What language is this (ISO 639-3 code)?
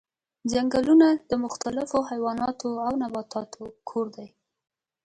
pus